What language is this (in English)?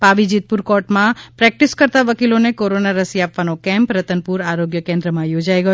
Gujarati